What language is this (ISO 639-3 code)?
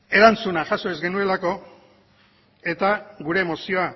eus